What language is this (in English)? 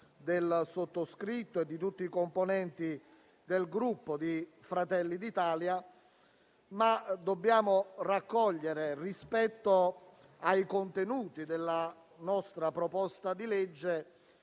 Italian